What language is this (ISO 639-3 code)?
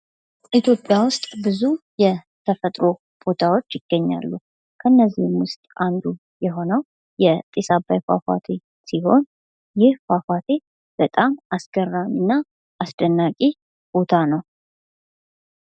amh